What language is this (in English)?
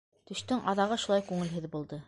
Bashkir